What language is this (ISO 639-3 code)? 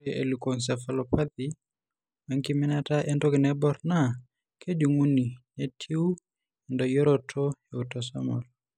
mas